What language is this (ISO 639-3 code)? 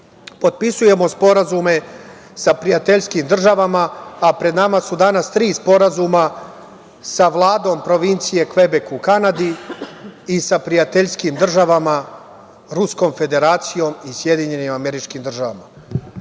srp